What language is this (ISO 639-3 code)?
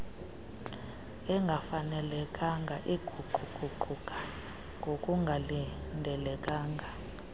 xho